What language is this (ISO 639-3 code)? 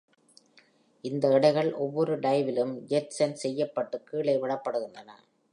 tam